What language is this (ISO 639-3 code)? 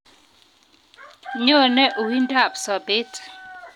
kln